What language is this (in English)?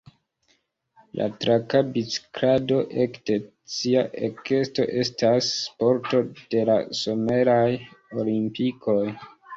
Esperanto